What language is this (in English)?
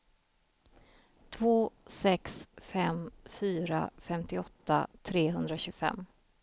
Swedish